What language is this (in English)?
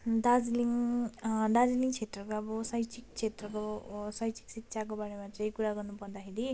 Nepali